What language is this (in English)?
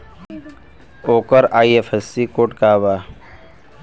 Bhojpuri